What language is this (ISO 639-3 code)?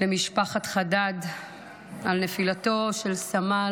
heb